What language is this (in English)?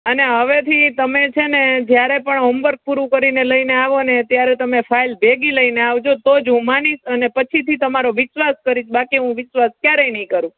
Gujarati